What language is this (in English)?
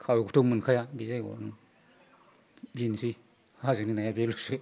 Bodo